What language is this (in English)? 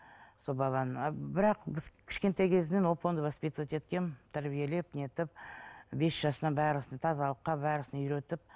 Kazakh